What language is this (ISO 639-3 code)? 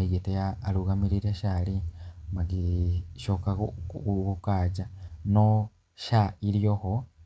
kik